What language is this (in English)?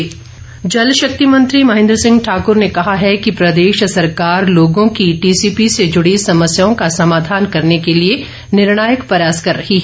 Hindi